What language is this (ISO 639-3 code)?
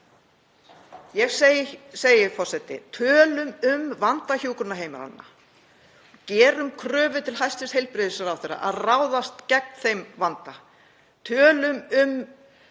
isl